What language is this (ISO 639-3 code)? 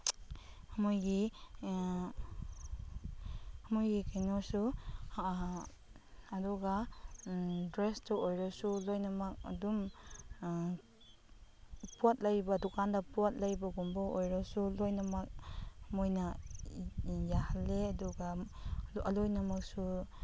mni